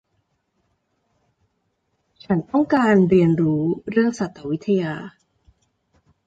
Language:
Thai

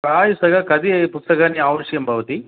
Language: Sanskrit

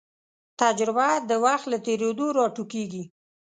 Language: Pashto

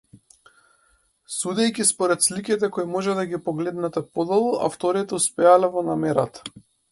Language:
Macedonian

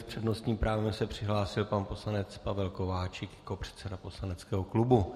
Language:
Czech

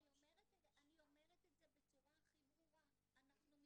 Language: Hebrew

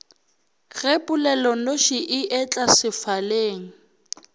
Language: Northern Sotho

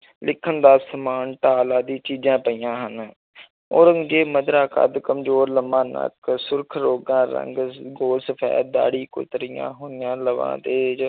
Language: Punjabi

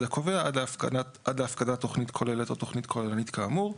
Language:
Hebrew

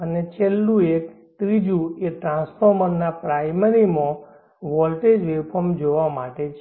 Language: Gujarati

